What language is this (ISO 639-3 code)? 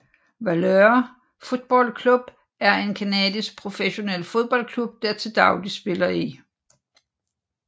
dan